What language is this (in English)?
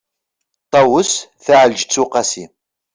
Kabyle